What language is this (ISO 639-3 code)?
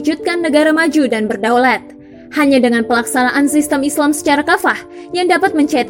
ind